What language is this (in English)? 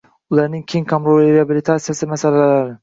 Uzbek